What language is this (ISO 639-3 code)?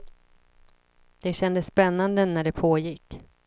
swe